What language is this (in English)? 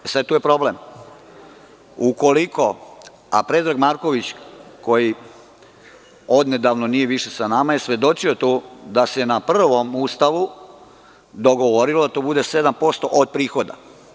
Serbian